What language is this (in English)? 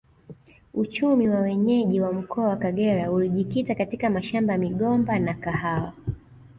Swahili